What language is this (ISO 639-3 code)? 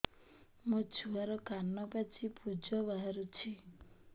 ori